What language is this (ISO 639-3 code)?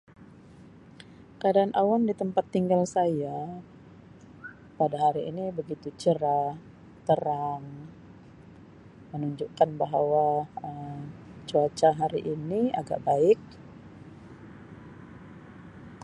msi